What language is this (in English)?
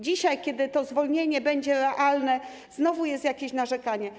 Polish